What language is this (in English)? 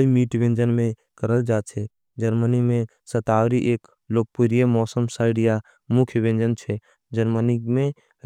Angika